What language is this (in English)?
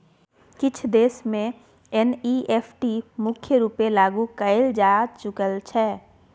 Maithili